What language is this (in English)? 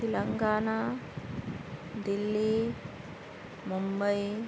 Urdu